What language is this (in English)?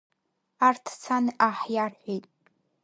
Abkhazian